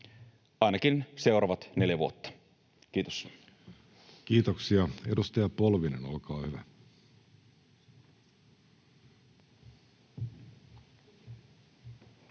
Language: Finnish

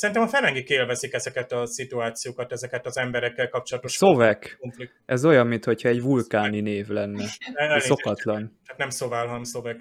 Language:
Hungarian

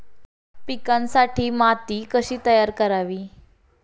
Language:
Marathi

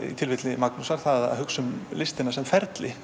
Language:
Icelandic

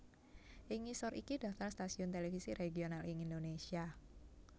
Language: Javanese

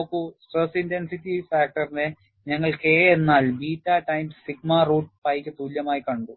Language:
Malayalam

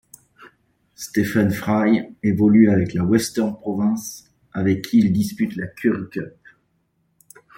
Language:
French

